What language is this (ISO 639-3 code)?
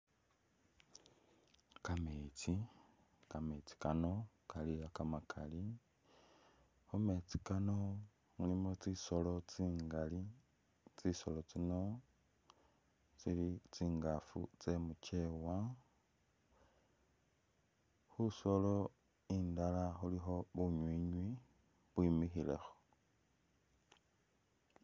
myx